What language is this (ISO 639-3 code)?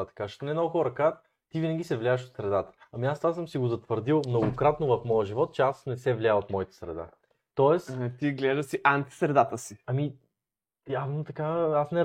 bul